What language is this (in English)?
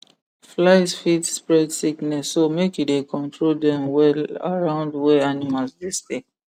Nigerian Pidgin